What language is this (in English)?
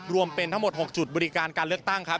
Thai